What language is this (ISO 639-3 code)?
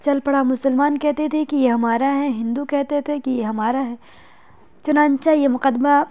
urd